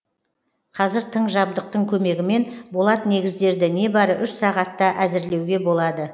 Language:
Kazakh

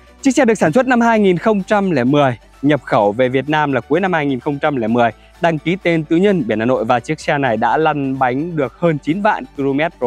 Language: Vietnamese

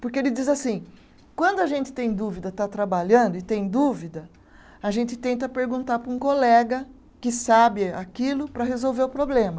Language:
Portuguese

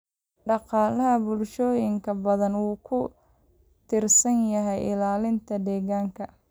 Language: Somali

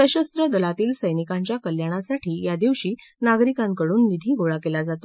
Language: Marathi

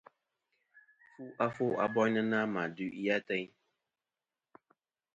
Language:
Kom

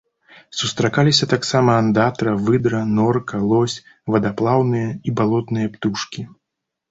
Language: Belarusian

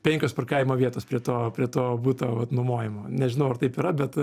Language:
Lithuanian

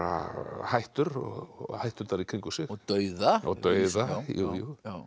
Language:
Icelandic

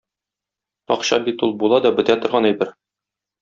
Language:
Tatar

